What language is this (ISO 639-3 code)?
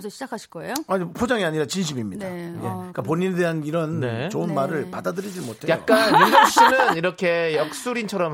kor